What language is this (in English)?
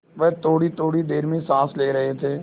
Hindi